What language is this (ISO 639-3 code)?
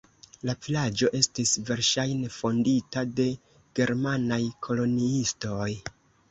epo